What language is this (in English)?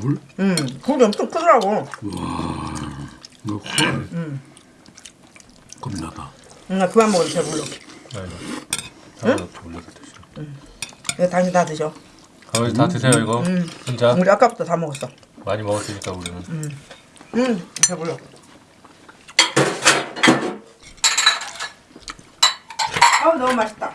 Korean